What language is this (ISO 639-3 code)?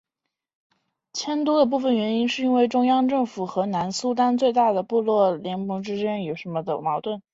zho